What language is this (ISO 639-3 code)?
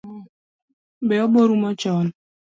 luo